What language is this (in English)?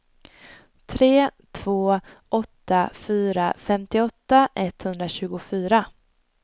Swedish